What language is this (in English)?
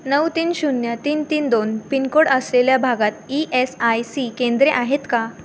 Marathi